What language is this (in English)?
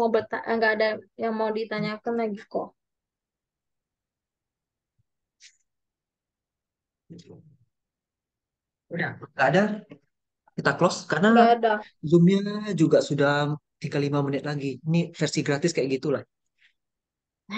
Indonesian